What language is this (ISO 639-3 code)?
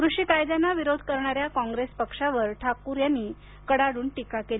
mar